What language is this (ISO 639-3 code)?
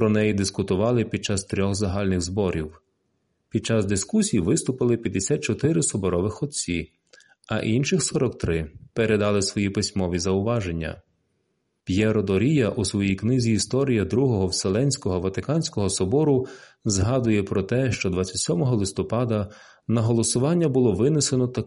ukr